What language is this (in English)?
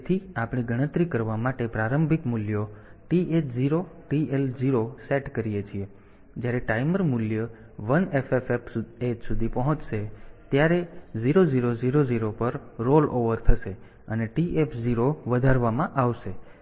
Gujarati